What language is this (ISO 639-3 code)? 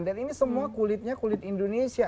ind